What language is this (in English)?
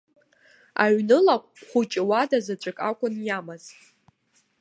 Abkhazian